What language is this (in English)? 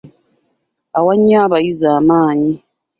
Ganda